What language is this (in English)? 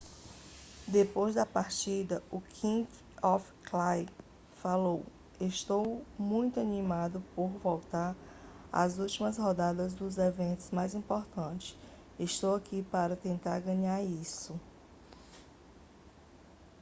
Portuguese